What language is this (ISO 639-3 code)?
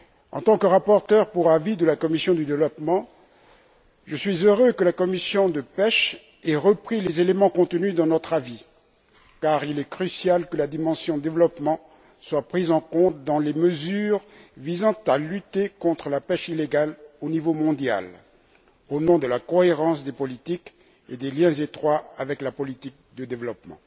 fra